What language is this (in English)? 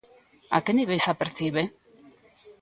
Galician